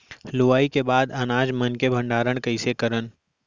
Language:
Chhattisgarhi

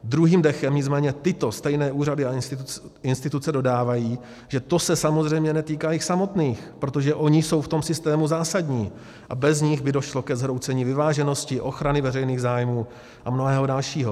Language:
Czech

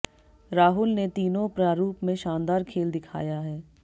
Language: Hindi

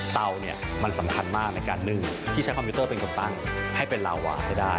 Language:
Thai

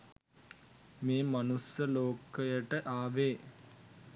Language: Sinhala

